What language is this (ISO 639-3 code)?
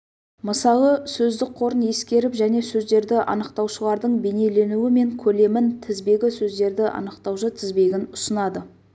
kaz